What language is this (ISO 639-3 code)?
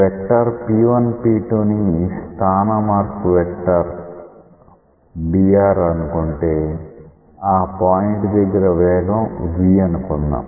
tel